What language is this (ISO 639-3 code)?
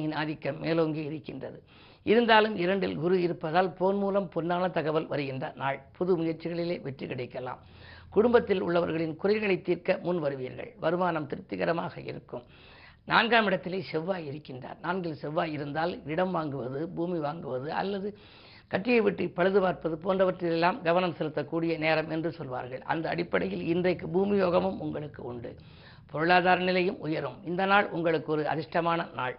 tam